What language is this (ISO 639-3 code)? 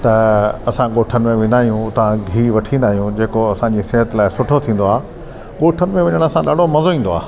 snd